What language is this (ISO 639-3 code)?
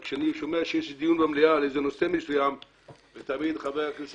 heb